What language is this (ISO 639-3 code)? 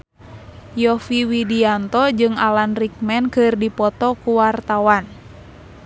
sun